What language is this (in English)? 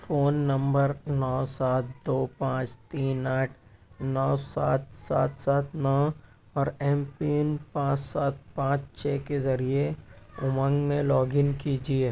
Urdu